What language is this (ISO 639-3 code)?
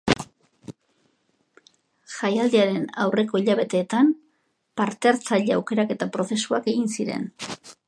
eus